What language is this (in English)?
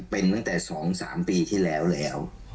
Thai